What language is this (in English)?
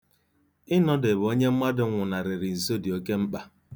Igbo